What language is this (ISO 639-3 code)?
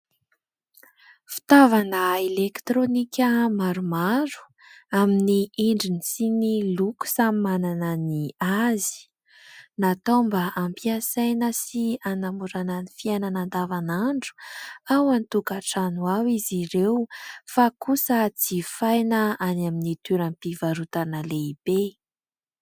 mlg